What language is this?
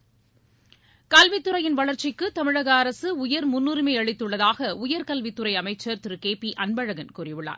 Tamil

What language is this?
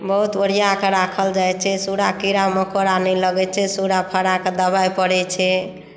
Maithili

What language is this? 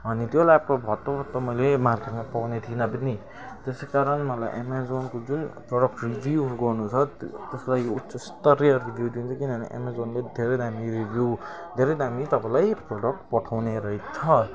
Nepali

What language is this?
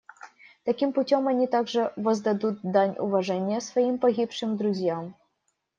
Russian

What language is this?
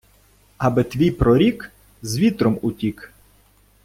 Ukrainian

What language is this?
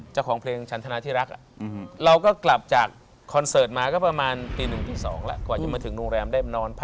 Thai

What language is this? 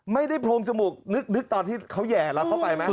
Thai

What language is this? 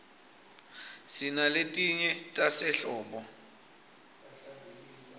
Swati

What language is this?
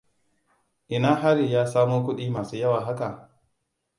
Hausa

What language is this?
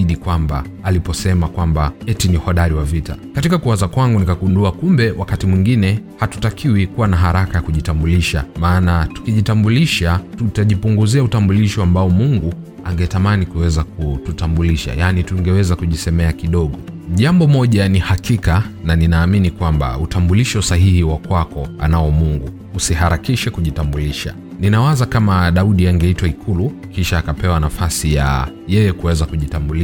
Swahili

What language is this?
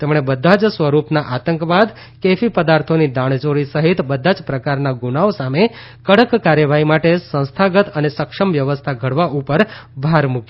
Gujarati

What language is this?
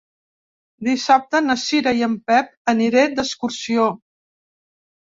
Catalan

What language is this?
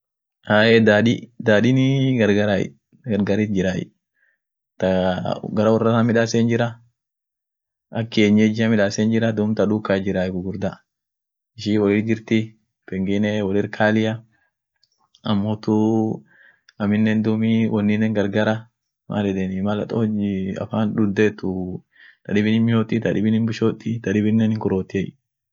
Orma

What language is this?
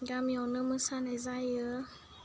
Bodo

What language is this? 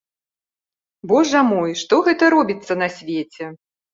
Belarusian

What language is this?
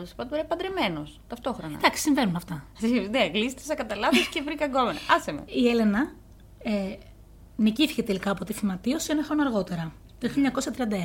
Greek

